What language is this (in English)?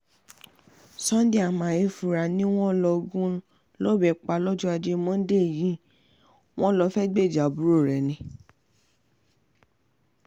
Yoruba